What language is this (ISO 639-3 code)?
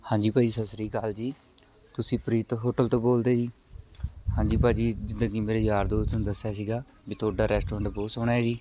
pan